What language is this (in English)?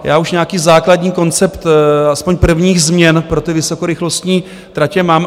Czech